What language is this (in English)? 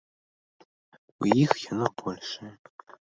Belarusian